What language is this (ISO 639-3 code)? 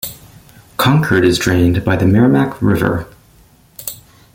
eng